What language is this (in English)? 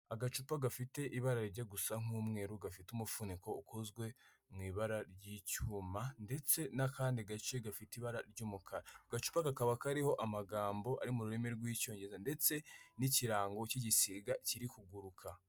Kinyarwanda